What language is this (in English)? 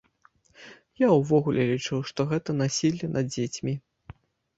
Belarusian